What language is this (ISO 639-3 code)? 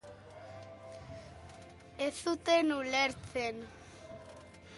eus